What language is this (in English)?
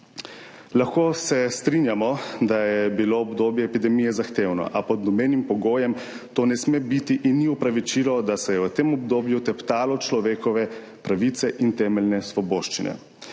Slovenian